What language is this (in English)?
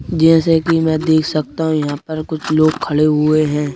Hindi